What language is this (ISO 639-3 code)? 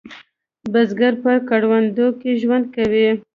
pus